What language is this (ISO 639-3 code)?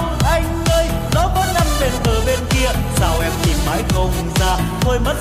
vie